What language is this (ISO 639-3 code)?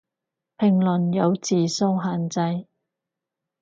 yue